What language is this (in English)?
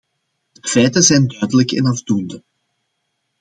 Dutch